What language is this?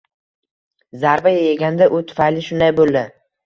Uzbek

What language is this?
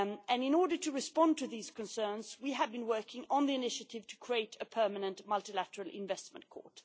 English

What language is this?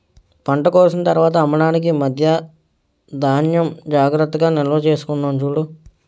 Telugu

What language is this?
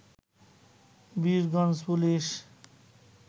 Bangla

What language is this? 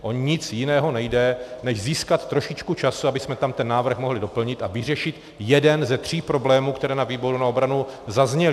Czech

